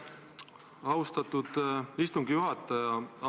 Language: Estonian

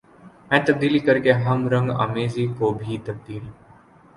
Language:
Urdu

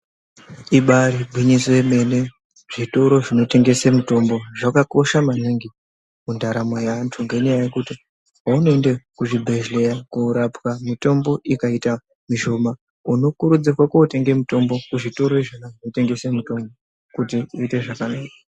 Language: Ndau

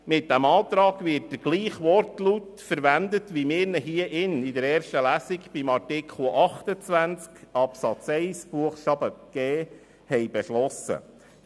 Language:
Swiss German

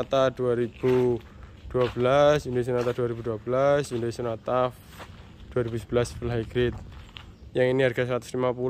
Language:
Indonesian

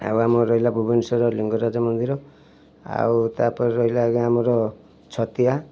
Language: Odia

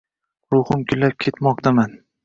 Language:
Uzbek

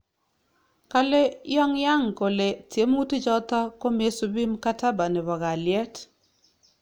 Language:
Kalenjin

